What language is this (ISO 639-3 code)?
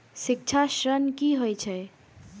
mai